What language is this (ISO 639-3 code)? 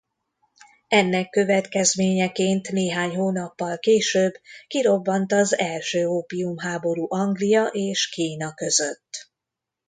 hun